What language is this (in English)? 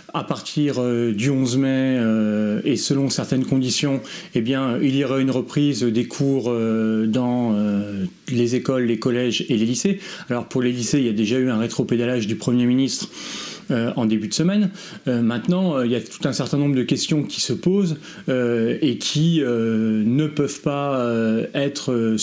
French